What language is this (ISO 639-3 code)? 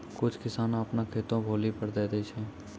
mai